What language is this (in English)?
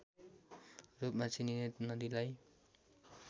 Nepali